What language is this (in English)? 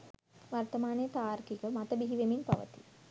Sinhala